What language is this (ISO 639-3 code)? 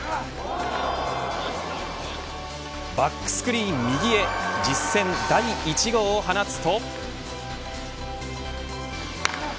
jpn